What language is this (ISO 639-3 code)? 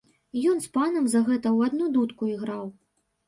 bel